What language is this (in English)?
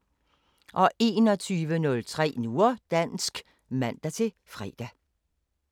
Danish